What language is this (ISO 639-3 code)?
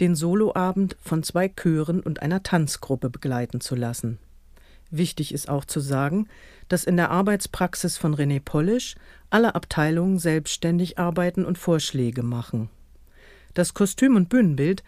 deu